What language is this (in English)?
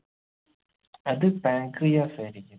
Malayalam